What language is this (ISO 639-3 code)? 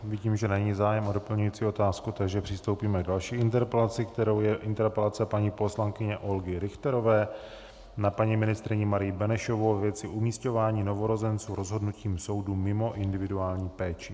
ces